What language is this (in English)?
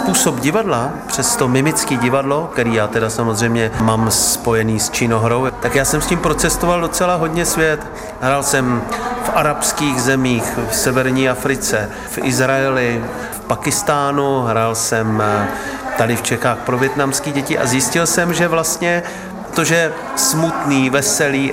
Czech